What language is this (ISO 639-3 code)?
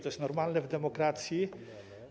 pol